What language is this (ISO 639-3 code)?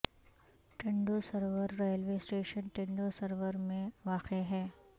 urd